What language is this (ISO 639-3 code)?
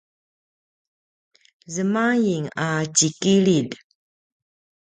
pwn